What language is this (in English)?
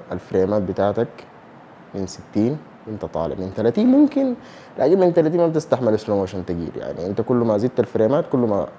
Arabic